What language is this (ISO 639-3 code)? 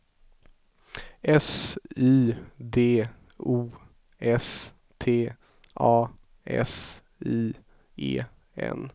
swe